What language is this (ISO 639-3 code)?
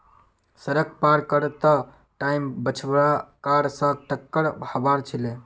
mag